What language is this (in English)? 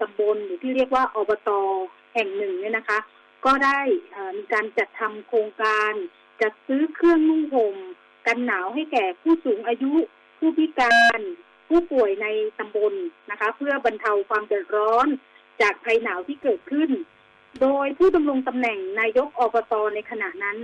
Thai